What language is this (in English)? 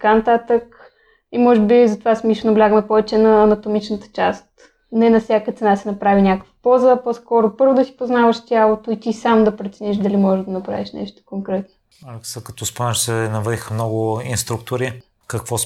Bulgarian